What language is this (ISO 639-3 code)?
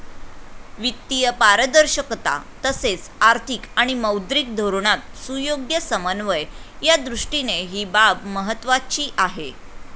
mar